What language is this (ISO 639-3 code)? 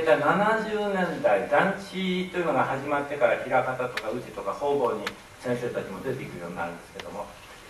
jpn